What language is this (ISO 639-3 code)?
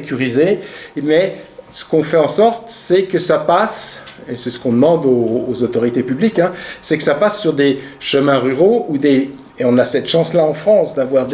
fra